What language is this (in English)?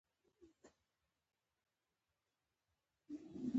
Pashto